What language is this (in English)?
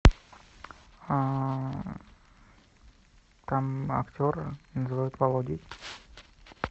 Russian